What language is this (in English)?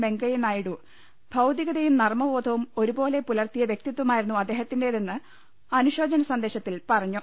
Malayalam